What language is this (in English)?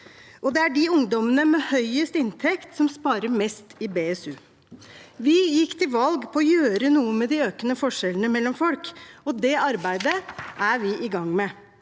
Norwegian